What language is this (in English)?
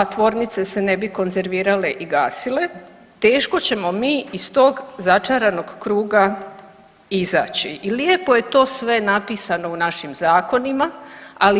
Croatian